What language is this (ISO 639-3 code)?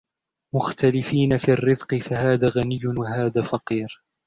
ara